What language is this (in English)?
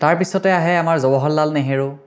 Assamese